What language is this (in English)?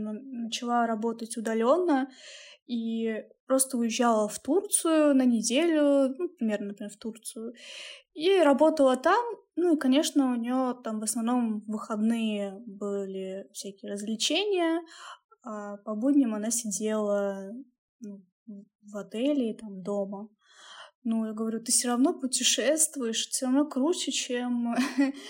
Russian